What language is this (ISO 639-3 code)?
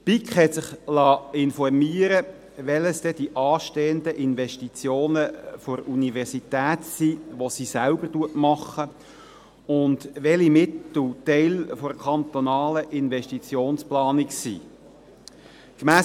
gsw